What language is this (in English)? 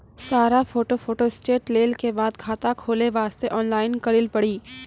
Maithili